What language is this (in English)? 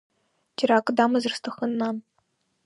Abkhazian